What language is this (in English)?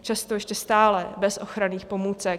Czech